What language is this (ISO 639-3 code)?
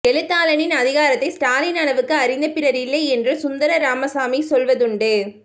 tam